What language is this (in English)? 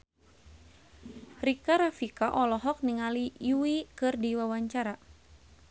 Sundanese